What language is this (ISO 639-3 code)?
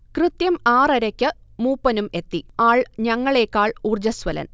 mal